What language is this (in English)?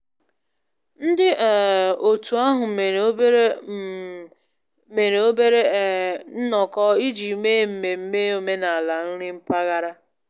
Igbo